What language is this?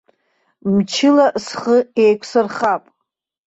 Abkhazian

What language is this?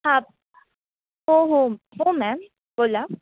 Marathi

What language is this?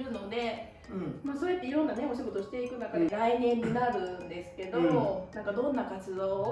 Japanese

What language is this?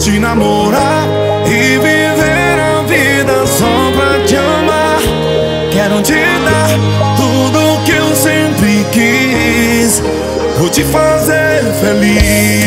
Romanian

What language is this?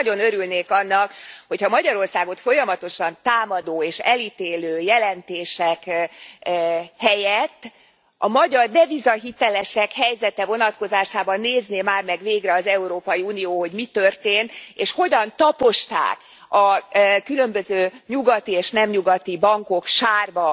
Hungarian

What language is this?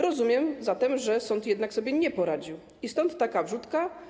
Polish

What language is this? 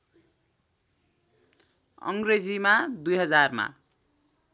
Nepali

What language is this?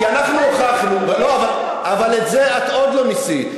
Hebrew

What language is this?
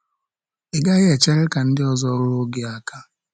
Igbo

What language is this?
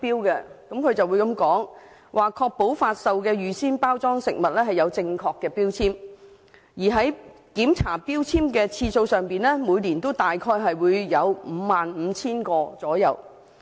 Cantonese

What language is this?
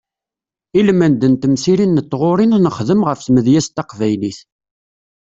Kabyle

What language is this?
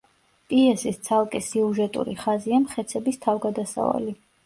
Georgian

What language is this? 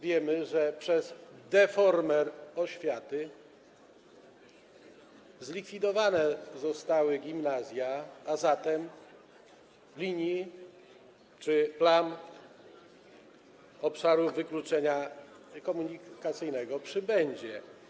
Polish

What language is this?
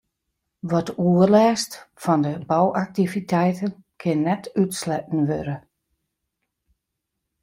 Western Frisian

